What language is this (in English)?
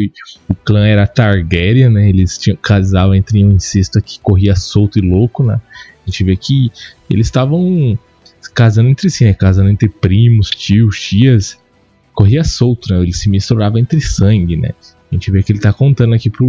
Portuguese